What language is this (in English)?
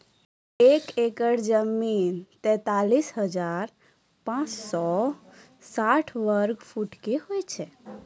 Maithili